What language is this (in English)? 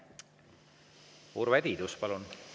Estonian